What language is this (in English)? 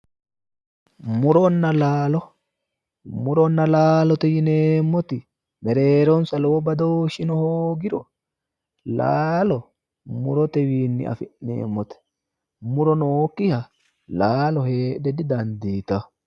Sidamo